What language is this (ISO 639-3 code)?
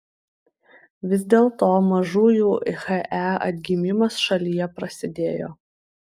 lit